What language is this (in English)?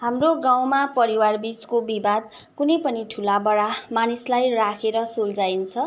Nepali